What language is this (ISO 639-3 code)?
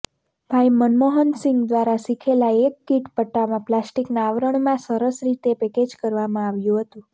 guj